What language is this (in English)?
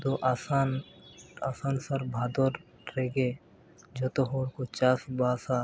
Santali